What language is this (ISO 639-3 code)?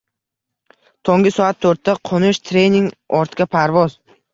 uzb